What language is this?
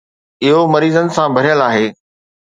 Sindhi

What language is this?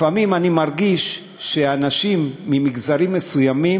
Hebrew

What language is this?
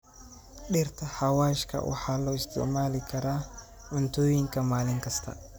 Somali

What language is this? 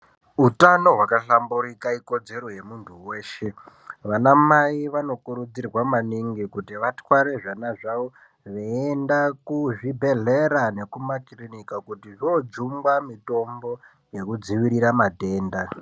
Ndau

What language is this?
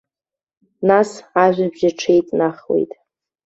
Abkhazian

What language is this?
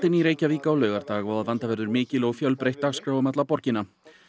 Icelandic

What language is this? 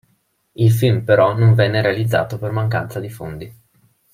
Italian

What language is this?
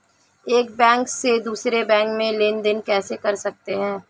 Hindi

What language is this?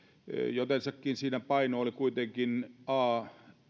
Finnish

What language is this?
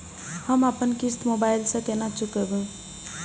Maithili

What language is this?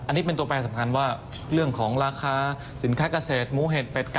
Thai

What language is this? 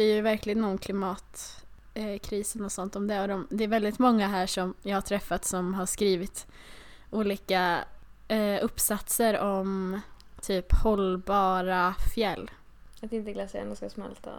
Swedish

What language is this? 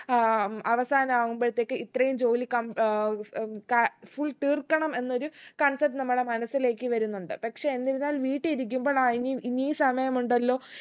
Malayalam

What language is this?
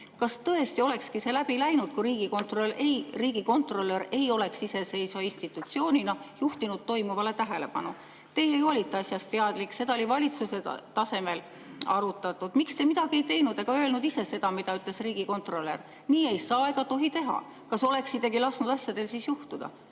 Estonian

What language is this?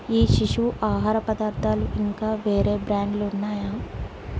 Telugu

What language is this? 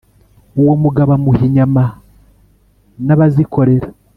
Kinyarwanda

